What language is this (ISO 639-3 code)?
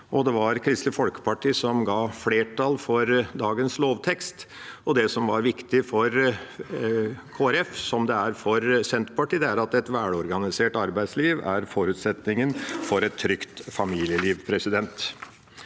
nor